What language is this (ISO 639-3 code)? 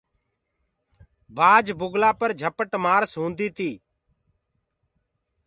ggg